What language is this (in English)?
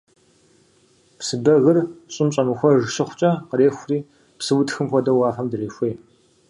Kabardian